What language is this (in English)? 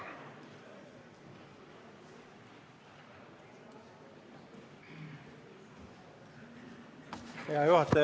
Estonian